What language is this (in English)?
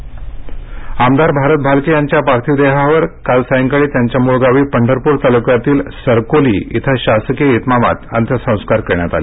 Marathi